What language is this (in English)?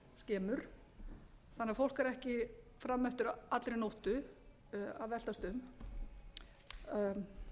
Icelandic